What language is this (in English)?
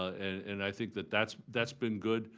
English